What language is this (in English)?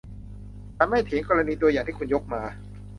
Thai